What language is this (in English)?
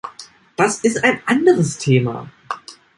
German